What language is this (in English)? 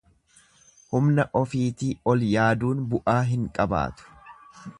Oromo